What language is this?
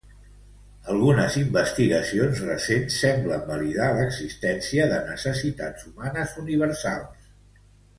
Catalan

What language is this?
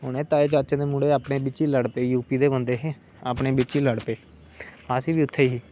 Dogri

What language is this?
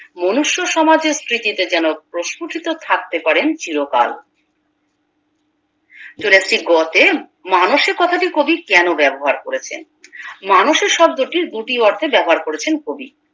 Bangla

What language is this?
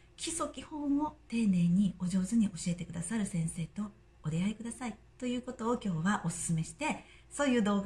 Japanese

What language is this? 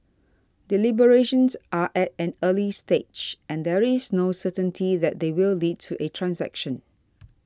English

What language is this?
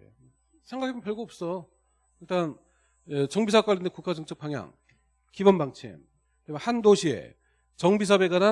Korean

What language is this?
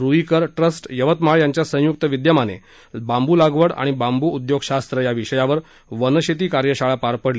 Marathi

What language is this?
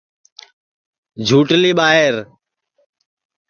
Sansi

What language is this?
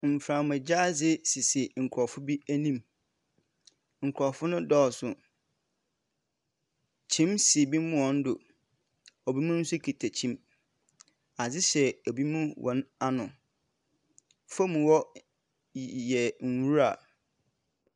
Akan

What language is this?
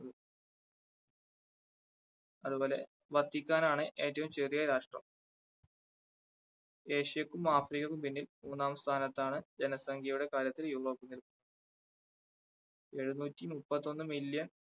Malayalam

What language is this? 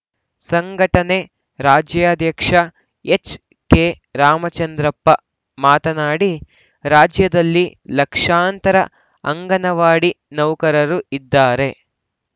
Kannada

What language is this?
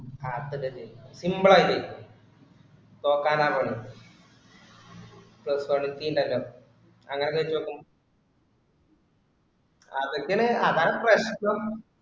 Malayalam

